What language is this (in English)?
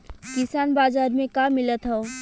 Bhojpuri